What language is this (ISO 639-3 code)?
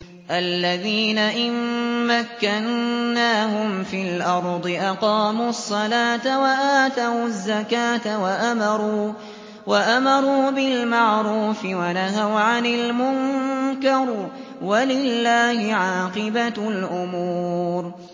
ara